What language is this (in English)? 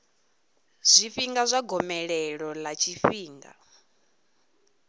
Venda